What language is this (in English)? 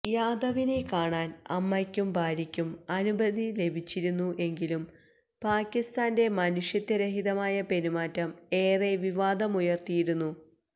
Malayalam